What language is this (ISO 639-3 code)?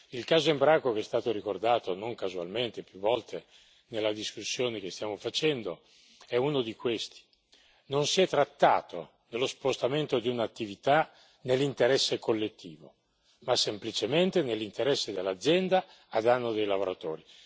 ita